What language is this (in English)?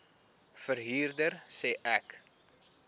Afrikaans